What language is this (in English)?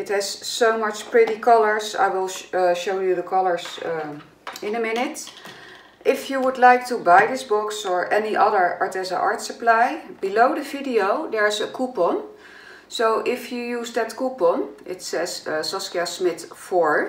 Dutch